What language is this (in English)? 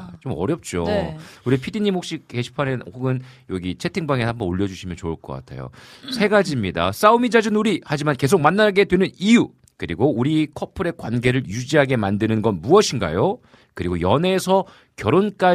Korean